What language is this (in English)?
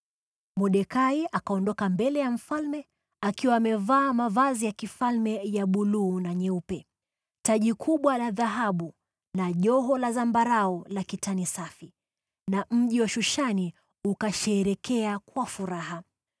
Swahili